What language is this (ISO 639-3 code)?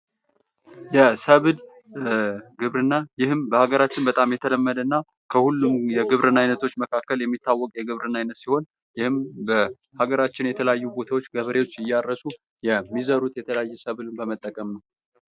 amh